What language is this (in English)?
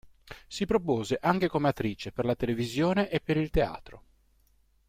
Italian